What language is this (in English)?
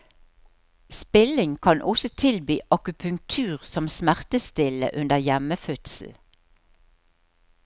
Norwegian